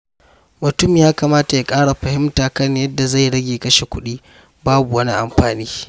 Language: Hausa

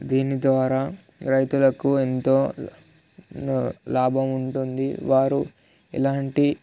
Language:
Telugu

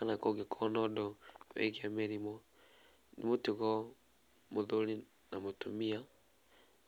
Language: Kikuyu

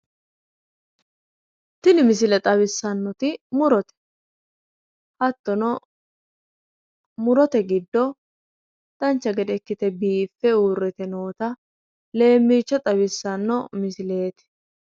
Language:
Sidamo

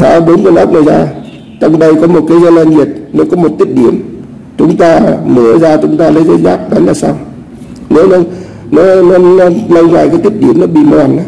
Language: Vietnamese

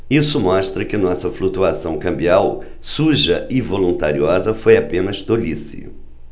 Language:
Portuguese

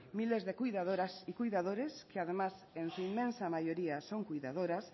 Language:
Spanish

